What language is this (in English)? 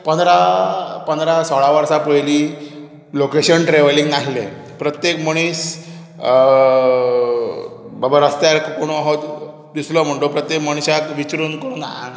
Konkani